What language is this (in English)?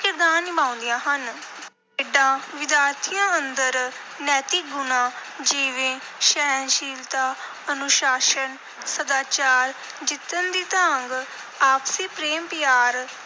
Punjabi